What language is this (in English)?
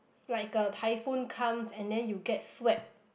English